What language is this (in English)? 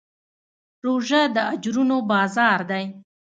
Pashto